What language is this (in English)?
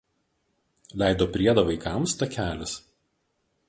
Lithuanian